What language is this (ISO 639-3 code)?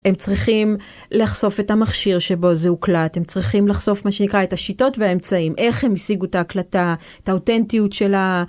heb